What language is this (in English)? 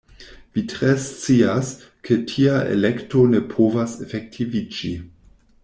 Esperanto